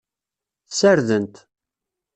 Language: Kabyle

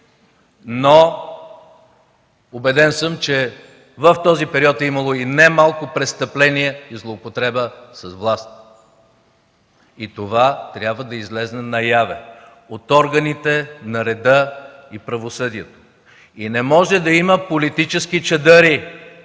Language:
Bulgarian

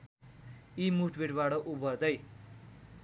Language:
Nepali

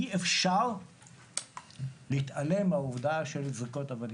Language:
Hebrew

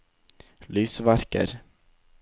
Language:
Norwegian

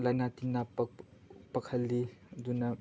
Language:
Manipuri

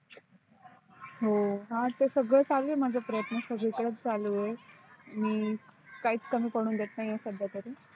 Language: Marathi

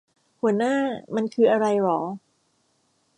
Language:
Thai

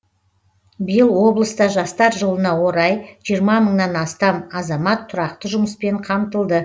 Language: Kazakh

